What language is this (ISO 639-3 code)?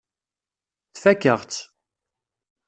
kab